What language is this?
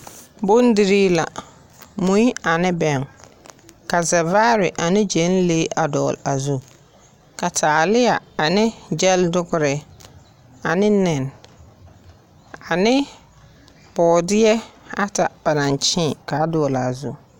Southern Dagaare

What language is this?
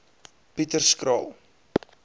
Afrikaans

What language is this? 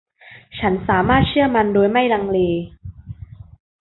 Thai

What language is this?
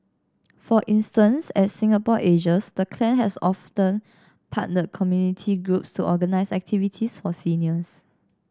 English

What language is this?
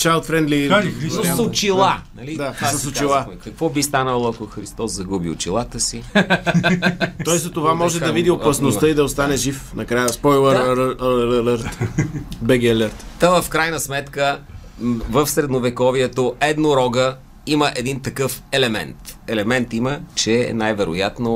Bulgarian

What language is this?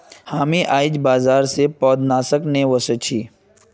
Magahi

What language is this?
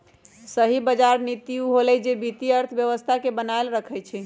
Magahi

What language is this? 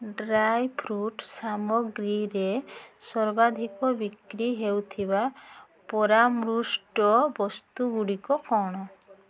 Odia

